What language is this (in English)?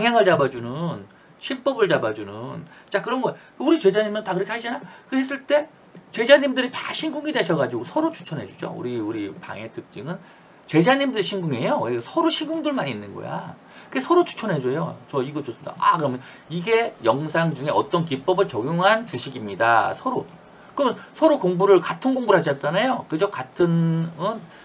Korean